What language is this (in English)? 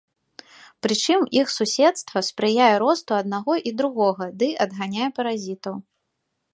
Belarusian